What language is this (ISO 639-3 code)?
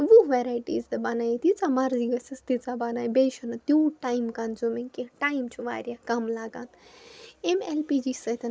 kas